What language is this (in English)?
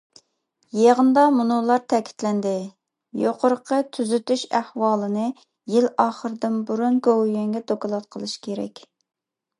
Uyghur